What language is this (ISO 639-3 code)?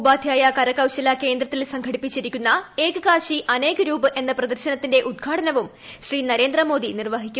mal